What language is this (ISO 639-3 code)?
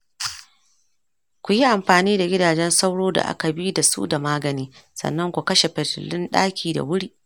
hau